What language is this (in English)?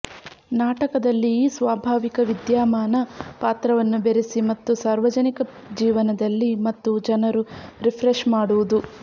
Kannada